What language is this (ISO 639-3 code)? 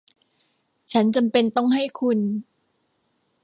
tha